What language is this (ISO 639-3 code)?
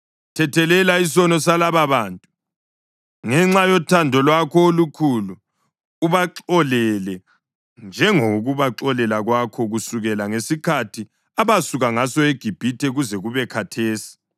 nde